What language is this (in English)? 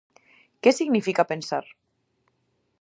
Galician